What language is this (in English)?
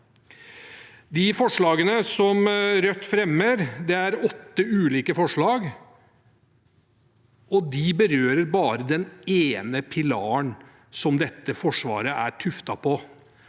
Norwegian